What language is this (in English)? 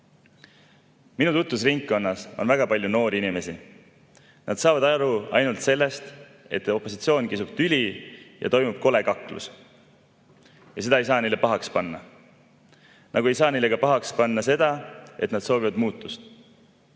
Estonian